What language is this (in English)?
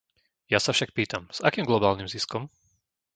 Slovak